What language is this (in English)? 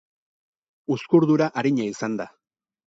Basque